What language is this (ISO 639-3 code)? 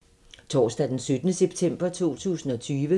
dan